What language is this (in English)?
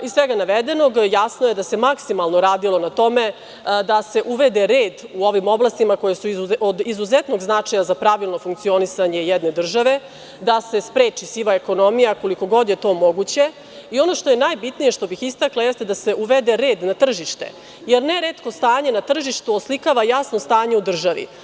Serbian